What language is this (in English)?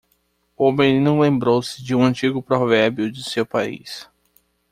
Portuguese